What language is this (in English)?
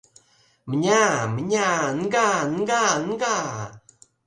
Mari